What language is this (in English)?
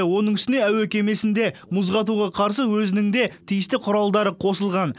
Kazakh